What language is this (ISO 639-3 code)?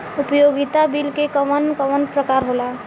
bho